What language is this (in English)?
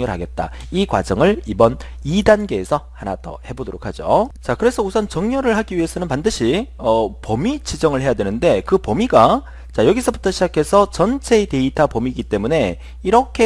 Korean